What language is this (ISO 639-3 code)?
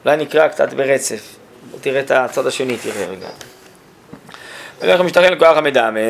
heb